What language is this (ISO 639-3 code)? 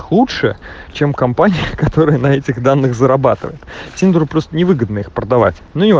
rus